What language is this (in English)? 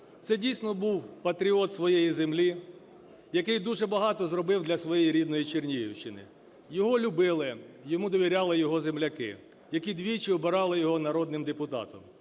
Ukrainian